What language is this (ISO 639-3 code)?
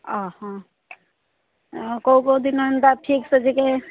ori